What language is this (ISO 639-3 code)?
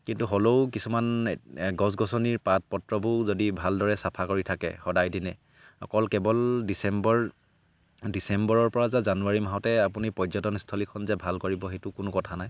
asm